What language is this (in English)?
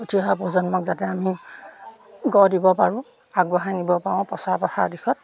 Assamese